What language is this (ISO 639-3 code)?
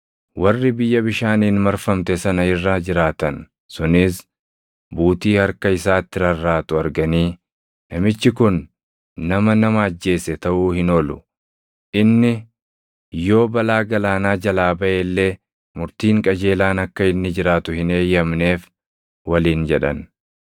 orm